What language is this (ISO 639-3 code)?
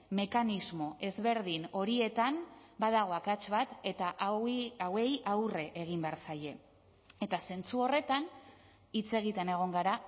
eus